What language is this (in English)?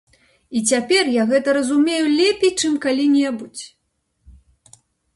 Belarusian